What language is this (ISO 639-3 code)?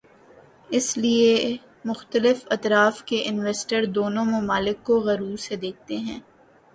urd